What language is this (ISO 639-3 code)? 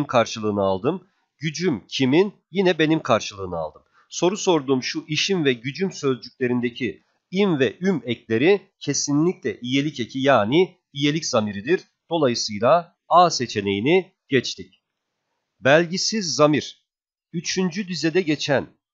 tur